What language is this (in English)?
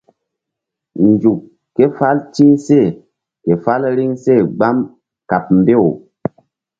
Mbum